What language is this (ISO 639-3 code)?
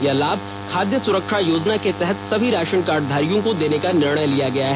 hin